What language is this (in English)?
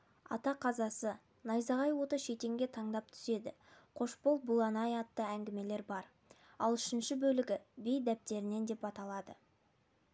Kazakh